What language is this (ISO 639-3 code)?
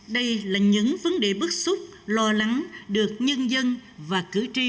vie